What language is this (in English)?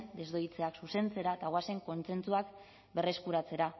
Basque